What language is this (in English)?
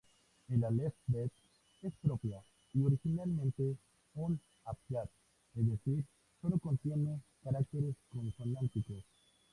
Spanish